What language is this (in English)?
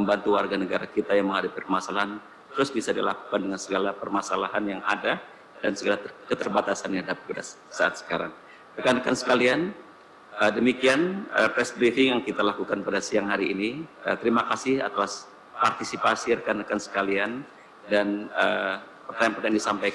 Indonesian